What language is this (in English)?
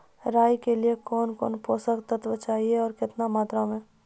Maithili